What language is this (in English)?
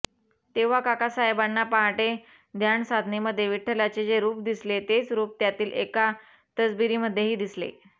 Marathi